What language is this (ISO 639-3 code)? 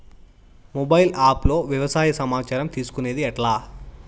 tel